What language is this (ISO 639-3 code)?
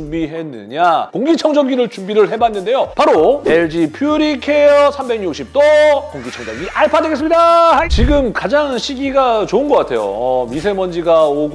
kor